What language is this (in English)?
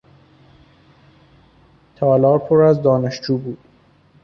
Persian